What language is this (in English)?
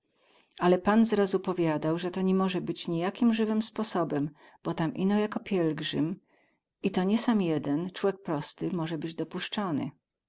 Polish